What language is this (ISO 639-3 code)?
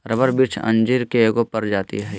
mag